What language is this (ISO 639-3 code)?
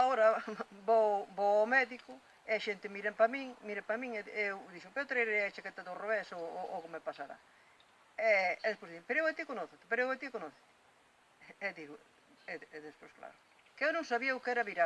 glg